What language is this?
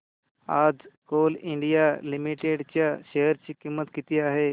Marathi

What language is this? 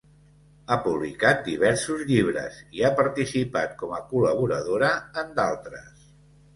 Catalan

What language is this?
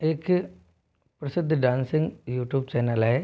Hindi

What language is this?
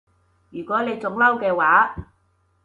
Cantonese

